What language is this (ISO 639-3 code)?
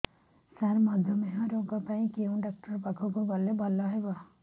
ori